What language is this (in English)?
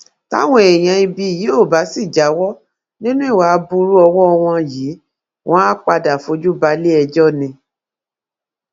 Yoruba